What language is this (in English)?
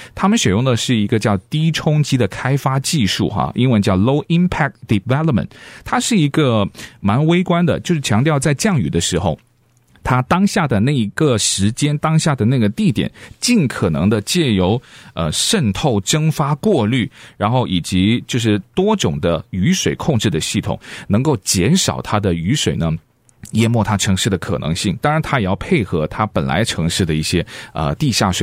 Chinese